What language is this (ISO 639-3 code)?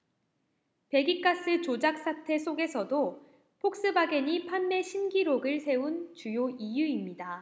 kor